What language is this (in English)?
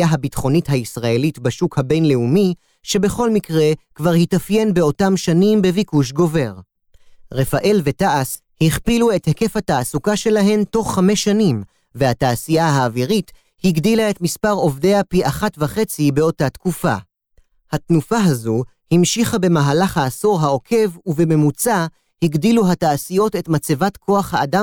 Hebrew